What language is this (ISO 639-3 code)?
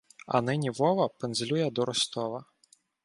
ukr